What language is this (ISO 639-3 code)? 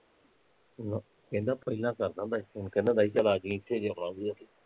pan